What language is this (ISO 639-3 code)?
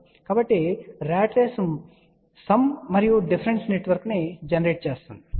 tel